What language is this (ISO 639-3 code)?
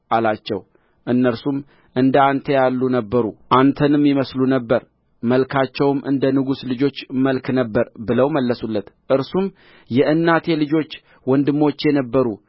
amh